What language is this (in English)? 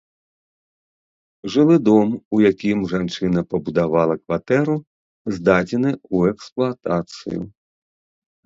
Belarusian